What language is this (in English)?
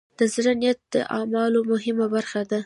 Pashto